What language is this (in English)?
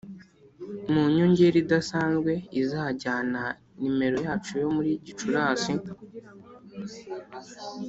Kinyarwanda